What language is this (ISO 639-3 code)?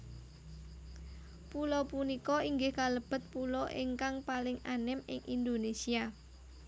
jav